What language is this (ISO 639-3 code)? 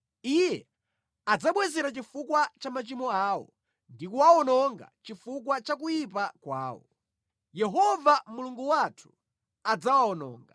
nya